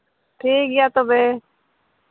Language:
Santali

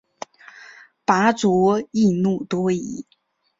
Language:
Chinese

